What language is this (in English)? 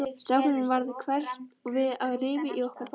Icelandic